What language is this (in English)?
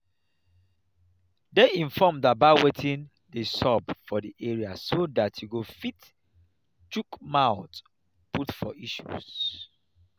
Nigerian Pidgin